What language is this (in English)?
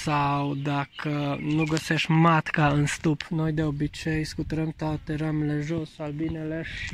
Romanian